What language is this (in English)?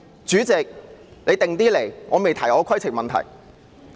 Cantonese